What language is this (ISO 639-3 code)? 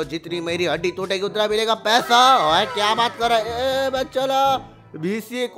hin